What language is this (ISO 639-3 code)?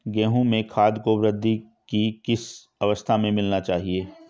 hin